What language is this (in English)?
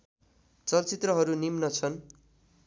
Nepali